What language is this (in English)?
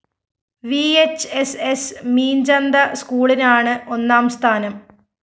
Malayalam